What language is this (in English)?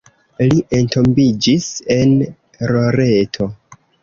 Esperanto